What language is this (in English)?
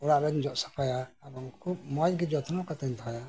Santali